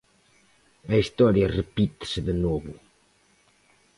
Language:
Galician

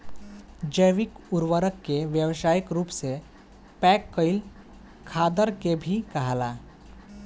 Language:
Bhojpuri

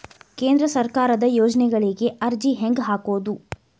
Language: Kannada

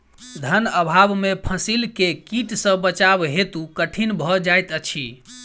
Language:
Maithili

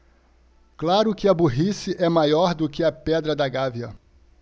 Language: Portuguese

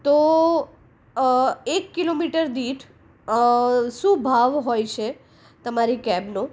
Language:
Gujarati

